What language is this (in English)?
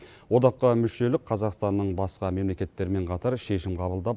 Kazakh